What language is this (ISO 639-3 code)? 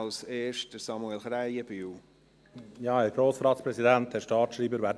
gsw